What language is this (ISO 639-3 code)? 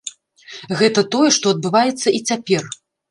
bel